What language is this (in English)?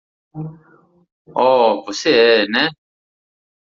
Portuguese